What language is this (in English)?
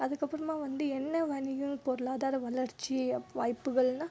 Tamil